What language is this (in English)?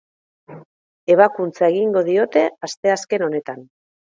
Basque